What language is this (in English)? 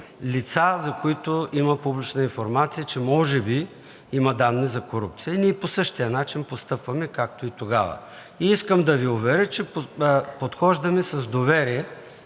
Bulgarian